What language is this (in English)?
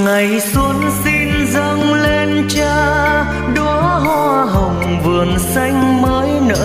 Vietnamese